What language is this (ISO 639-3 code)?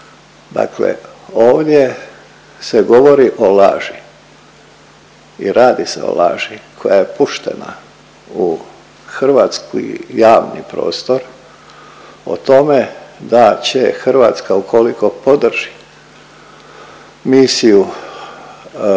hrv